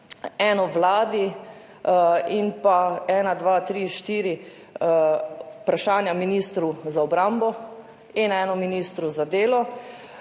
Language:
Slovenian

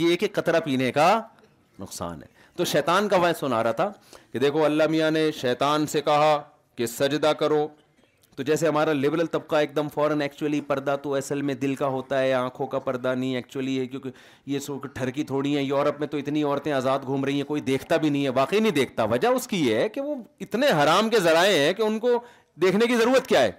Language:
Urdu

